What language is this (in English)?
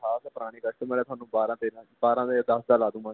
Punjabi